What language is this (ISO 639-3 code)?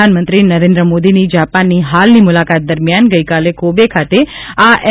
guj